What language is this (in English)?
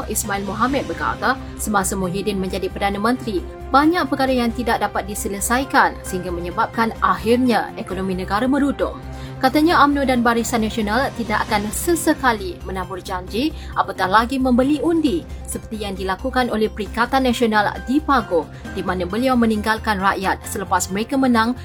Malay